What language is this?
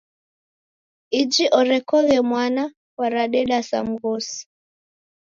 Taita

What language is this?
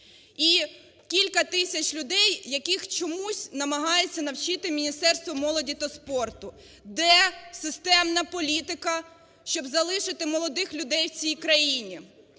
Ukrainian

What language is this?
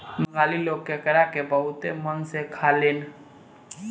Bhojpuri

